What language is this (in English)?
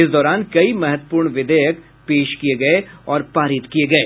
Hindi